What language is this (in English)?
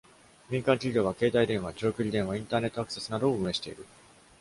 Japanese